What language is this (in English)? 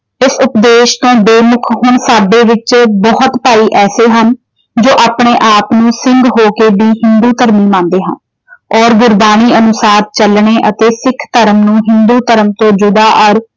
Punjabi